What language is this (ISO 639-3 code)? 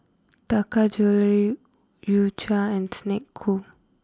eng